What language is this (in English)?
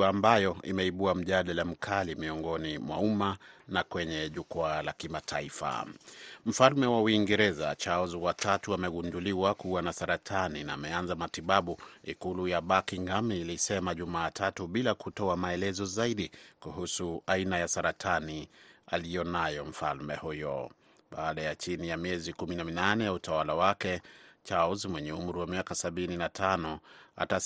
Swahili